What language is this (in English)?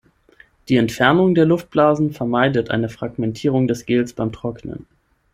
German